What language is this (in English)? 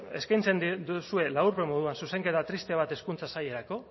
Basque